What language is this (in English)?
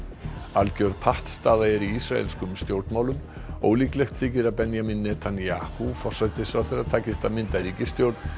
Icelandic